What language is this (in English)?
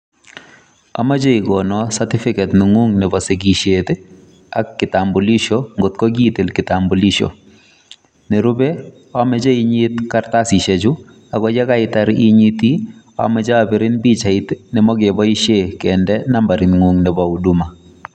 Kalenjin